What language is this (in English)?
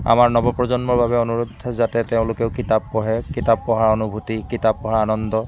Assamese